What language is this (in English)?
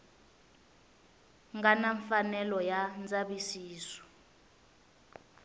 Tsonga